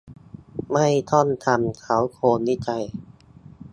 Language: Thai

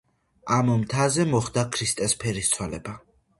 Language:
Georgian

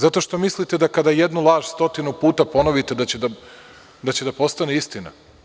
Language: Serbian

